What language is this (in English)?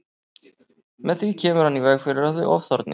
Icelandic